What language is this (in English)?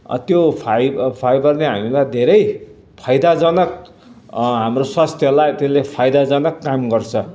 Nepali